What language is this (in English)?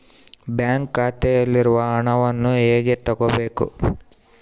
Kannada